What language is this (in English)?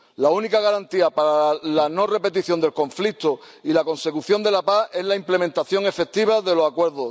Spanish